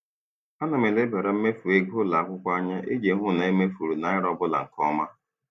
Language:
Igbo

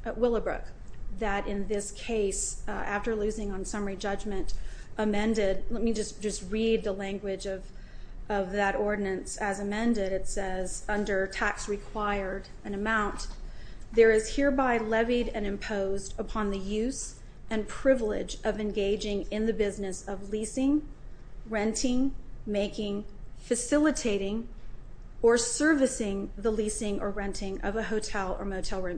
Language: English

